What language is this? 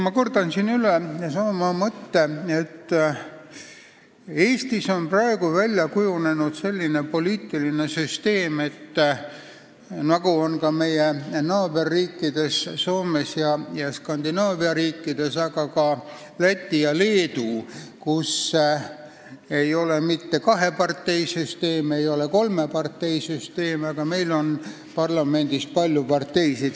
Estonian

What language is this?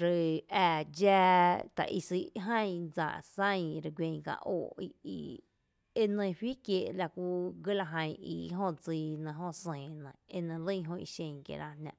Tepinapa Chinantec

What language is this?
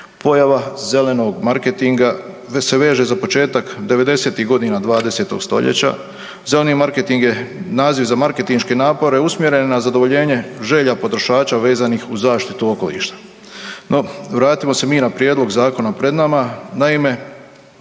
Croatian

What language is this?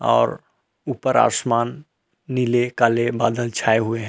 Hindi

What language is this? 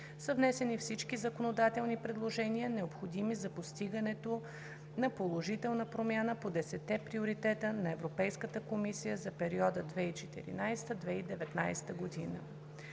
Bulgarian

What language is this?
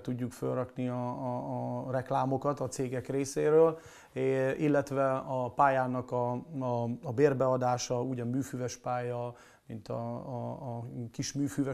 Hungarian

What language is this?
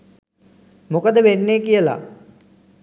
Sinhala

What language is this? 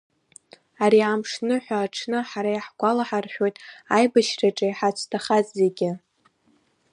Abkhazian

